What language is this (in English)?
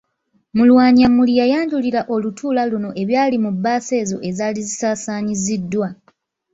Ganda